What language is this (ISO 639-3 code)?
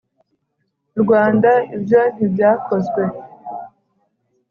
kin